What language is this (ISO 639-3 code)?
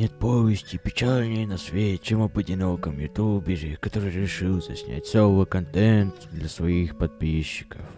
rus